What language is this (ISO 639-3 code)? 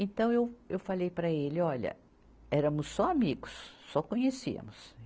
por